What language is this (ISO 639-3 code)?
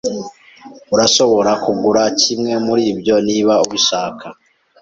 kin